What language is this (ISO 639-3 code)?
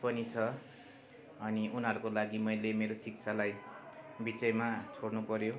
nep